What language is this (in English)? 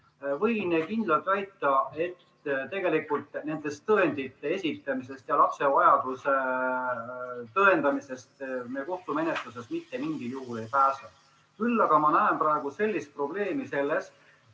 Estonian